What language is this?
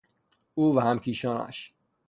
Persian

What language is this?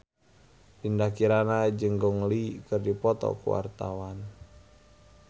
Sundanese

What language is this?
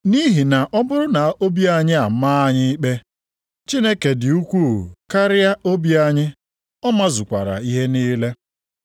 Igbo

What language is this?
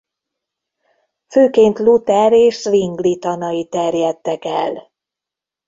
Hungarian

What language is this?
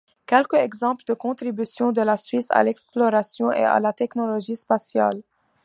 French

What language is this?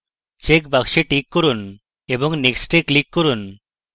Bangla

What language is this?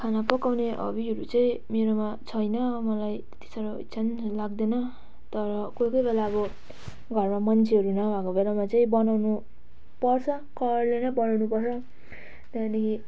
Nepali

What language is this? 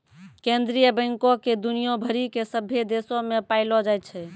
Maithili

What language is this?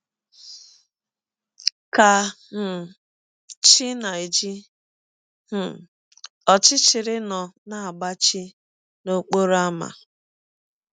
Igbo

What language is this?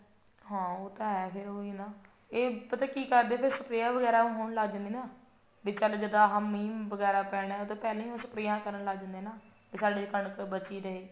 Punjabi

